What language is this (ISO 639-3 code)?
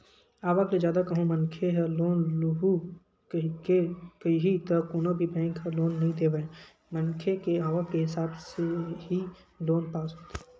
hne